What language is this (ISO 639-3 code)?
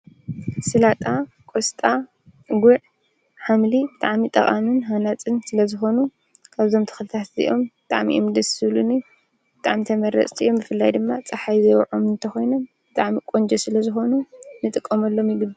tir